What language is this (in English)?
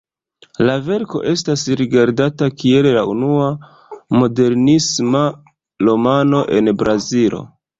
Esperanto